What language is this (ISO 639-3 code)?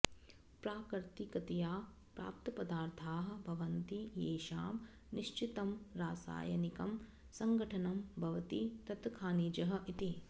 san